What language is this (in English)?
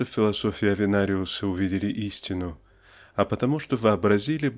Russian